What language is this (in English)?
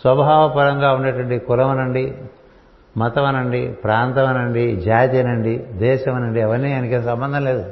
Telugu